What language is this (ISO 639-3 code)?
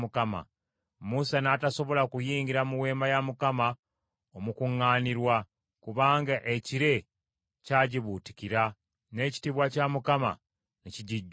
lug